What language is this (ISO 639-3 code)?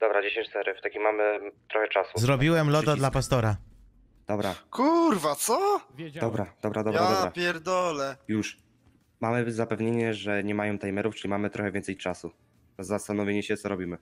pol